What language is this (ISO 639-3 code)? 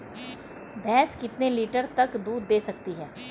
hin